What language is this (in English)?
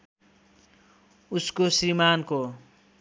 Nepali